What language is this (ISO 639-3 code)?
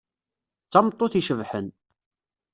kab